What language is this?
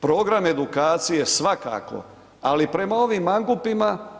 Croatian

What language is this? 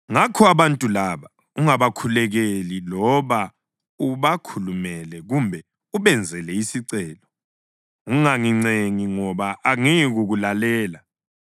North Ndebele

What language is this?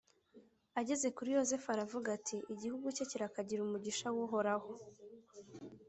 Kinyarwanda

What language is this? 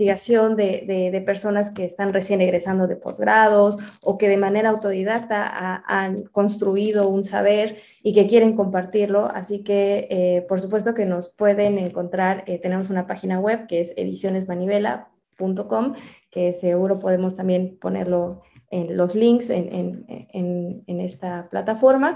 Spanish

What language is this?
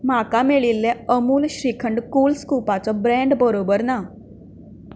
Konkani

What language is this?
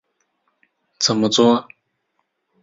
Chinese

